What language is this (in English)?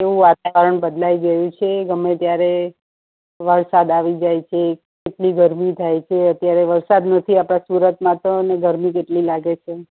Gujarati